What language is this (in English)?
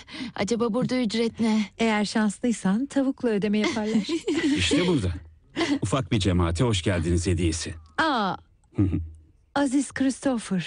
Turkish